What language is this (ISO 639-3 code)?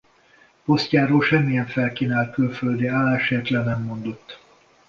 hun